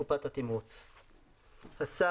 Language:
Hebrew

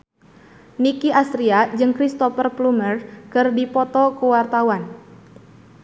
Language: Sundanese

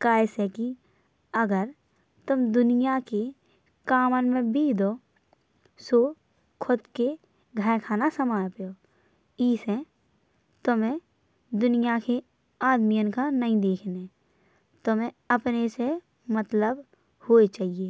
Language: Bundeli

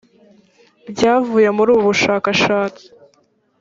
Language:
Kinyarwanda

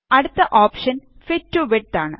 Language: Malayalam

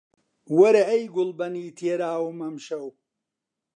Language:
Central Kurdish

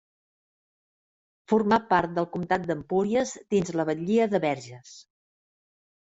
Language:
Catalan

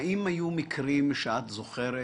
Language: Hebrew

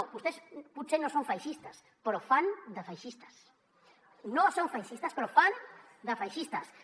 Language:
Catalan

